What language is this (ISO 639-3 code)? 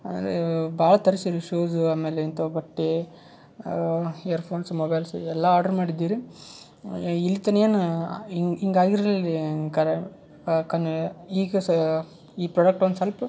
kan